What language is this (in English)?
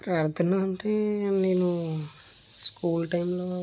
Telugu